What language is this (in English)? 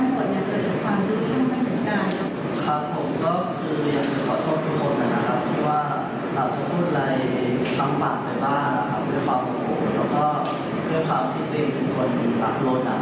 Thai